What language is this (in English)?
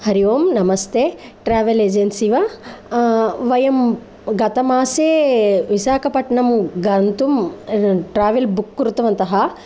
Sanskrit